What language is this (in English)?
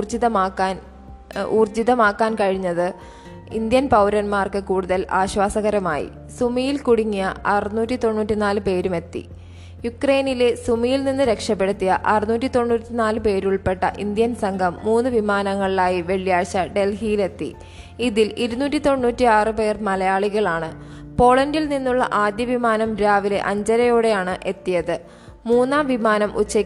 Malayalam